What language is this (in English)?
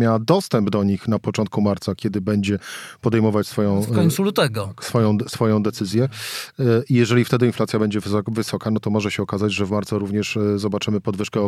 Polish